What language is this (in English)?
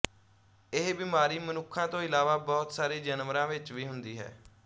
Punjabi